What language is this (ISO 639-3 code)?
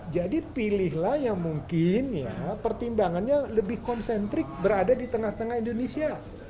ind